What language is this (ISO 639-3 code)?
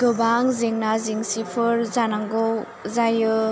brx